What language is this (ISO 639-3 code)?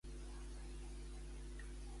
cat